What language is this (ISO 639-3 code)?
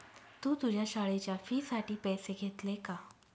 mar